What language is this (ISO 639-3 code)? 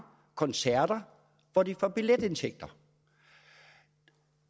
dan